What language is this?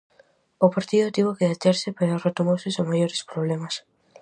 Galician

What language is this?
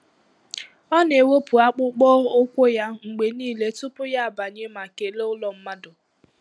Igbo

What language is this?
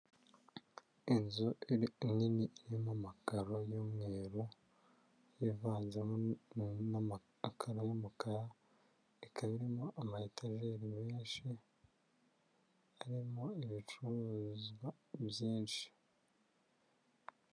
Kinyarwanda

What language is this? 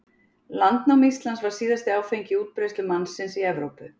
Icelandic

